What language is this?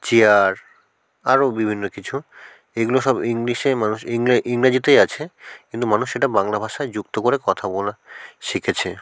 Bangla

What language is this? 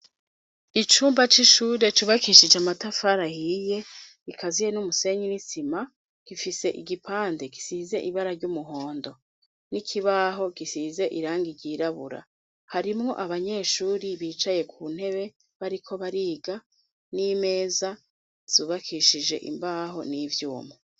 Rundi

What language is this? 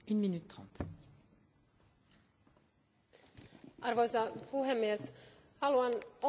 Finnish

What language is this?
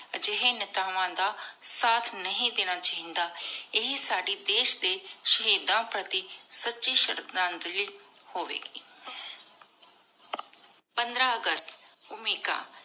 Punjabi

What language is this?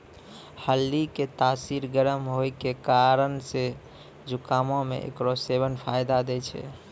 Maithili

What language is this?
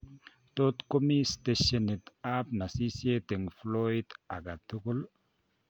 Kalenjin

